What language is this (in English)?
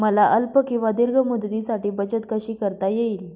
Marathi